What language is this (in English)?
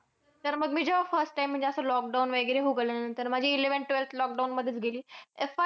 Marathi